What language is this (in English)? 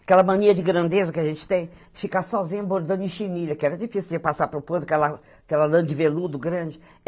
Portuguese